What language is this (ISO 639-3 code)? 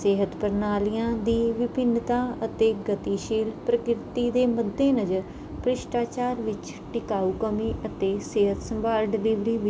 pan